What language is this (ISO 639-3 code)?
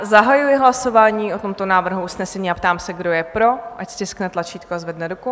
ces